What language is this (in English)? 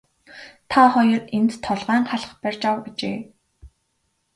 Mongolian